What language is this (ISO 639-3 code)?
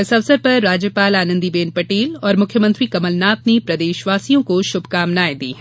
hin